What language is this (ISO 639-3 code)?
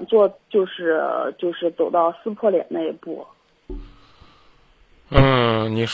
zho